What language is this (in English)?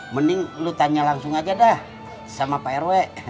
Indonesian